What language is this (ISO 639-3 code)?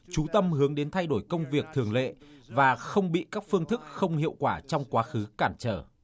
vie